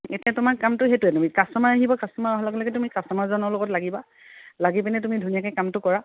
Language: Assamese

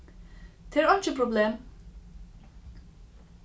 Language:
Faroese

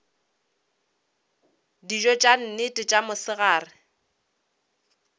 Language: Northern Sotho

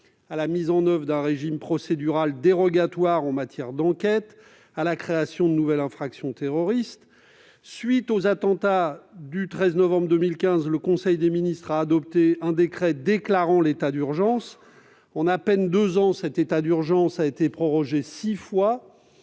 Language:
French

